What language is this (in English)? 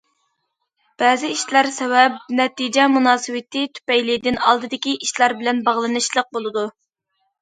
Uyghur